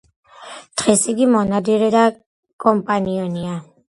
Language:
Georgian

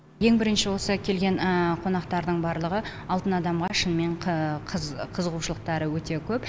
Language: Kazakh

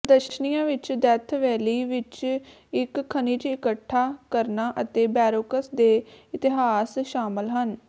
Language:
Punjabi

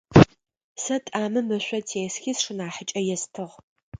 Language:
Adyghe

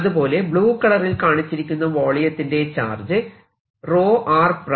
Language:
Malayalam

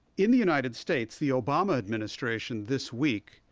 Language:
English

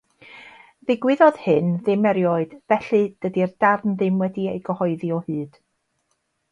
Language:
Welsh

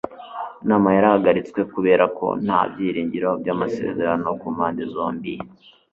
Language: Kinyarwanda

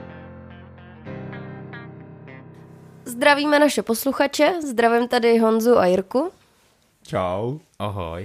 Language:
Czech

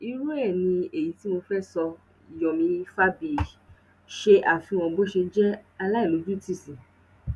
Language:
Yoruba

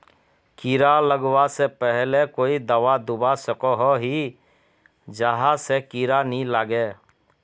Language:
Magahi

